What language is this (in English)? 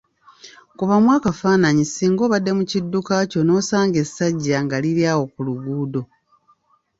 Ganda